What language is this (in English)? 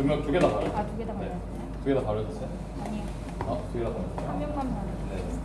Korean